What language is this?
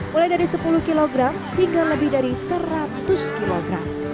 Indonesian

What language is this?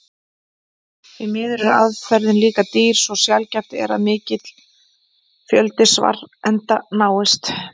Icelandic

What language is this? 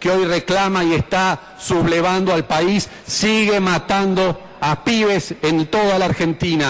Spanish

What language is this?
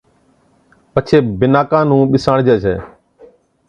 Od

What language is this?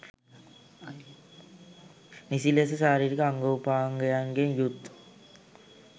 Sinhala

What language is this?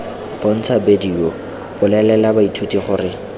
Tswana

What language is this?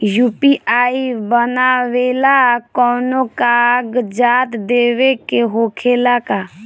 Bhojpuri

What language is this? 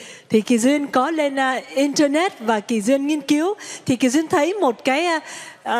Vietnamese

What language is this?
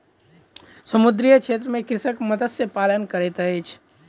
Maithili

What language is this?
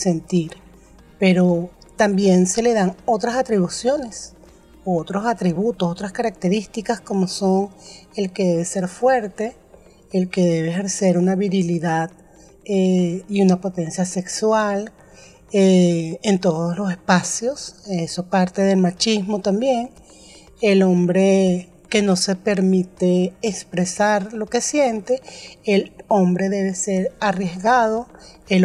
Spanish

